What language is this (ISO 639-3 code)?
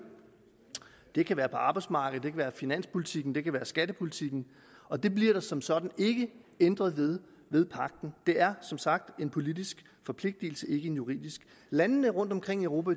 dan